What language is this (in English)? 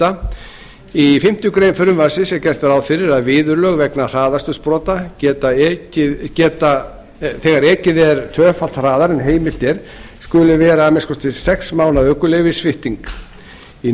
Icelandic